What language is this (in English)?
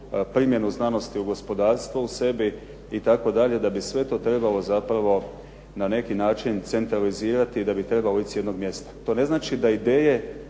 Croatian